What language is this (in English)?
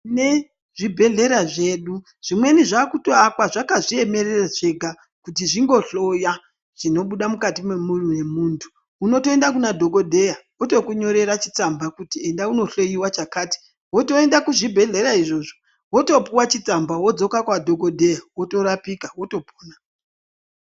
Ndau